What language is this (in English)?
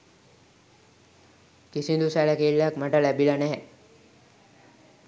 Sinhala